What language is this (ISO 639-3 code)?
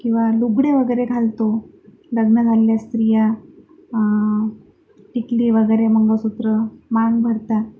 mar